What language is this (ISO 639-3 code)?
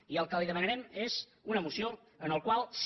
cat